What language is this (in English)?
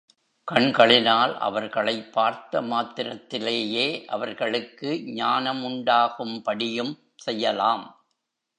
Tamil